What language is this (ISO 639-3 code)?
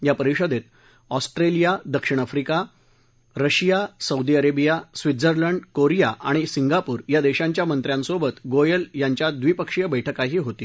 mar